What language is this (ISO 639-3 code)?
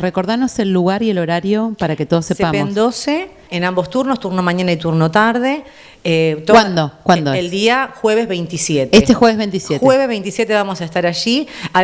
spa